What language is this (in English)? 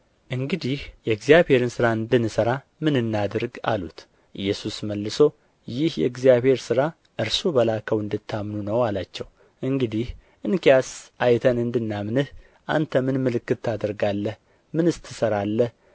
Amharic